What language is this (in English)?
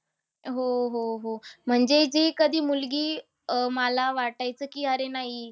Marathi